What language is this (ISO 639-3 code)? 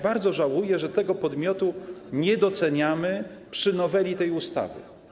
pol